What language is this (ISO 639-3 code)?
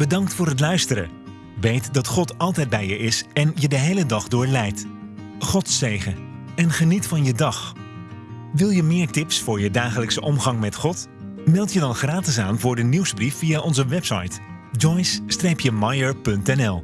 nld